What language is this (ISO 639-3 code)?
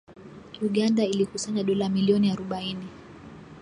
swa